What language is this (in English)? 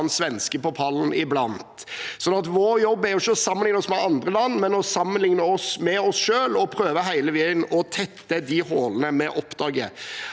Norwegian